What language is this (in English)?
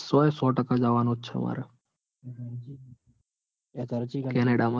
Gujarati